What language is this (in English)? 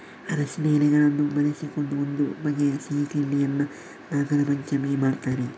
Kannada